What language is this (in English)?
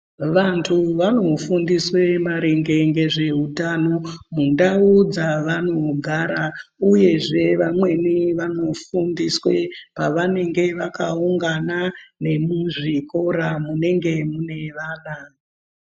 Ndau